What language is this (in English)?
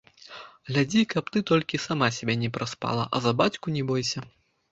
Belarusian